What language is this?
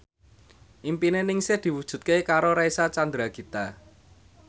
Javanese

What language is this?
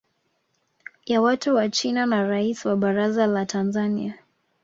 Swahili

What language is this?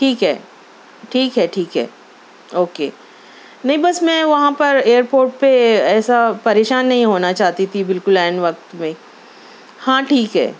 Urdu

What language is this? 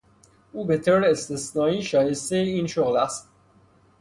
Persian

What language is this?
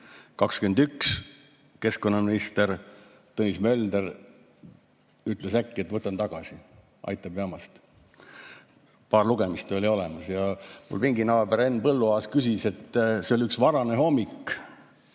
Estonian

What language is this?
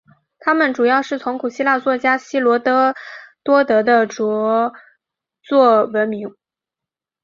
Chinese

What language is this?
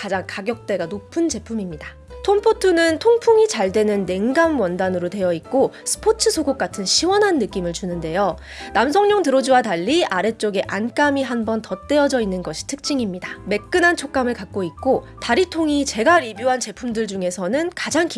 Korean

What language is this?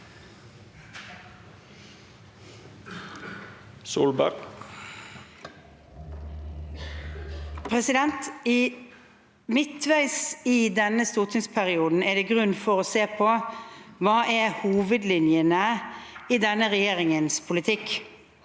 Norwegian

